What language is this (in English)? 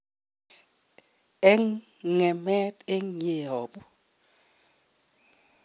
Kalenjin